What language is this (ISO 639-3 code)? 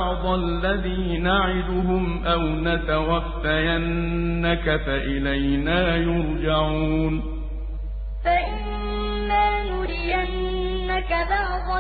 ara